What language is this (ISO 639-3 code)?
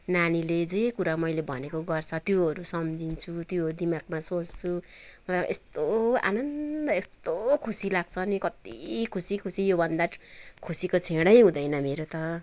nep